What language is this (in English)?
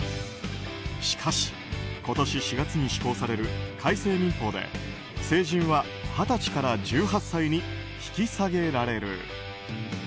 Japanese